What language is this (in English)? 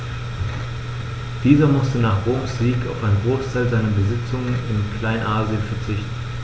German